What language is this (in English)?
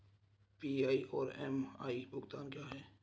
Hindi